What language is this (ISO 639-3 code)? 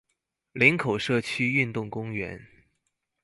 zho